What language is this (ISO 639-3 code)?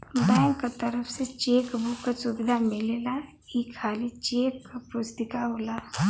bho